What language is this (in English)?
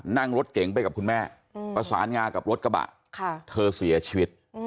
Thai